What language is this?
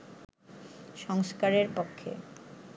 Bangla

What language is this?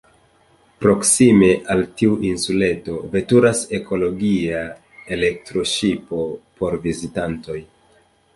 Esperanto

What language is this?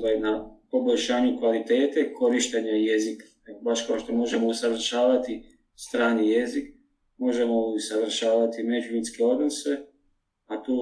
Croatian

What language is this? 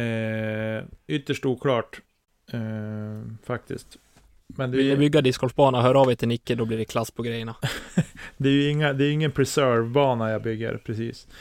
Swedish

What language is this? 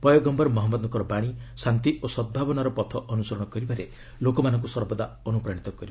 Odia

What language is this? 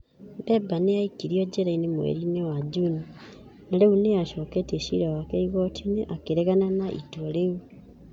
Kikuyu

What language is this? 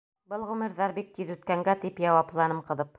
Bashkir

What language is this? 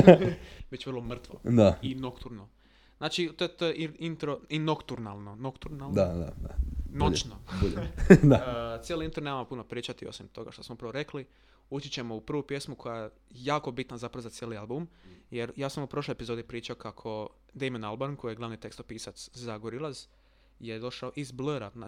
Croatian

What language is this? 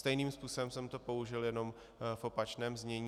Czech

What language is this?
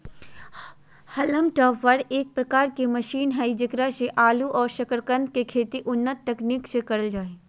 Magahi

